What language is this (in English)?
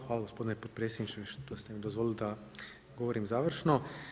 Croatian